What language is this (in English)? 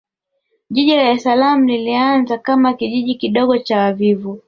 Swahili